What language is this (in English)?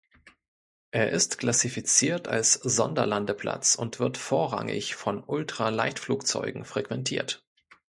German